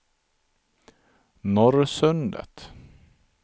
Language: Swedish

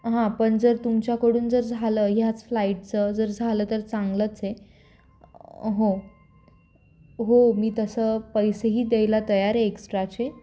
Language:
Marathi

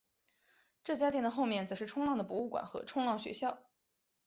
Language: Chinese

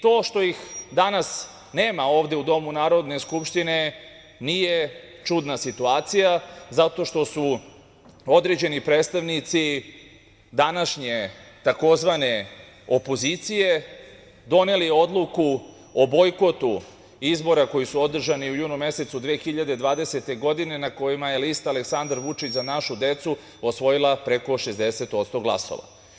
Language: Serbian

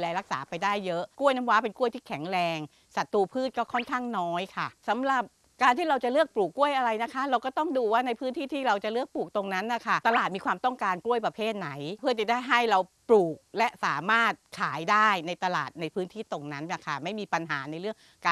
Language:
Thai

